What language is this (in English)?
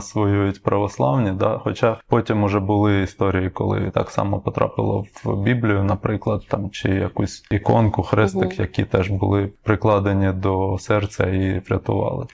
Ukrainian